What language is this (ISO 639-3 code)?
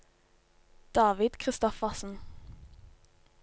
nor